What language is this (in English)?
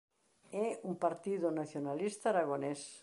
Galician